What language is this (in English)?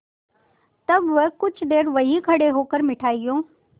Hindi